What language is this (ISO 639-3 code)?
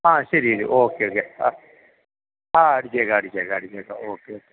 mal